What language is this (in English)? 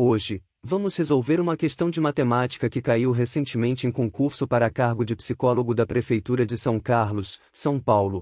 Portuguese